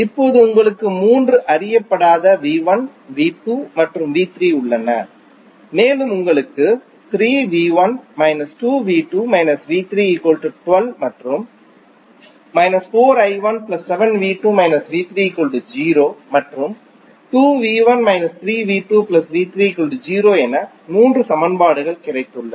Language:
Tamil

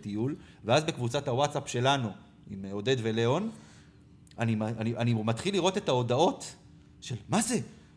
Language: Hebrew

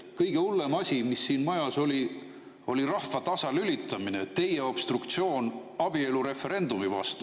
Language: Estonian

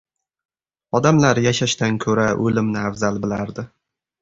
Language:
Uzbek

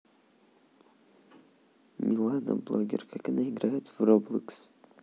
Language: Russian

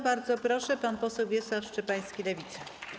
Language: Polish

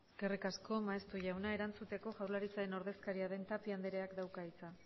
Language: Basque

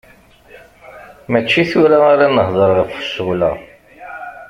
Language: Kabyle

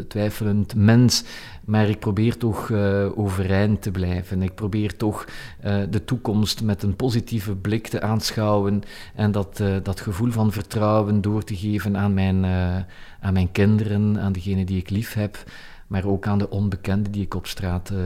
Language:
Dutch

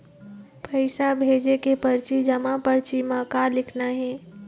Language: Chhattisgarhi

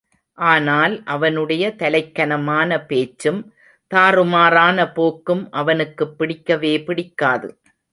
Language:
Tamil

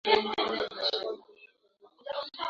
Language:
Swahili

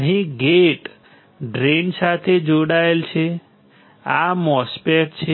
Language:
Gujarati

